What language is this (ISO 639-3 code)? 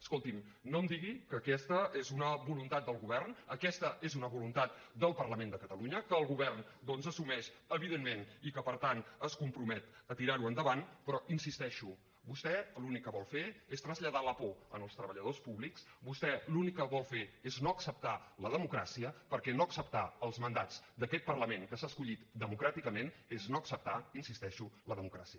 cat